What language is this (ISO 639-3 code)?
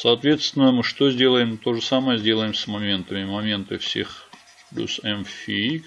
rus